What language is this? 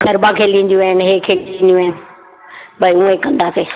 Sindhi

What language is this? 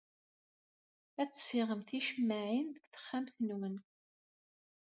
Kabyle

